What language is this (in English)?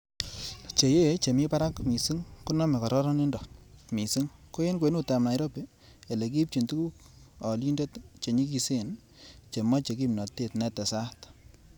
Kalenjin